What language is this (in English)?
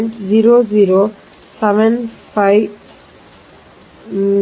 Kannada